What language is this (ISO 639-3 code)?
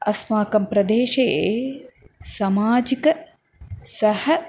san